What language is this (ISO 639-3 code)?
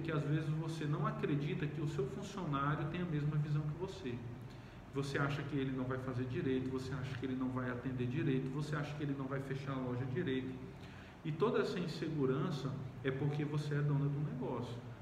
por